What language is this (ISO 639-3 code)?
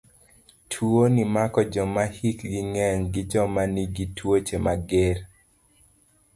luo